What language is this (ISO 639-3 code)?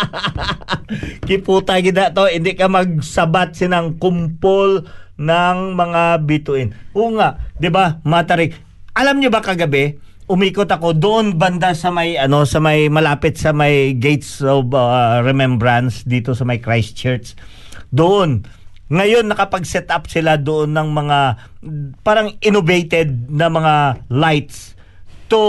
fil